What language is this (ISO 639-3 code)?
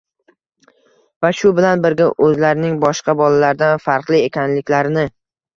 uzb